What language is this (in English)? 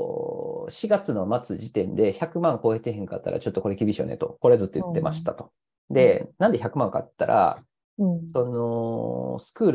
Japanese